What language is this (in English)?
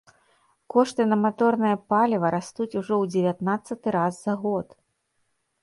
Belarusian